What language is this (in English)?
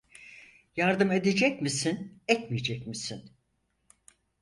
Turkish